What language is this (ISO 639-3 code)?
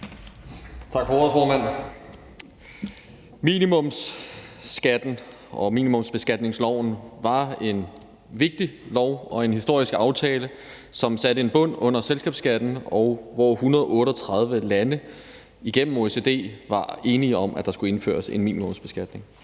dan